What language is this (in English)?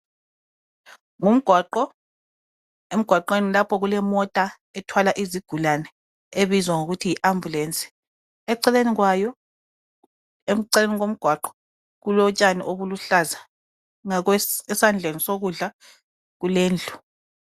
North Ndebele